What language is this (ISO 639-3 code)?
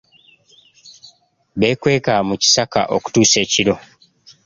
lug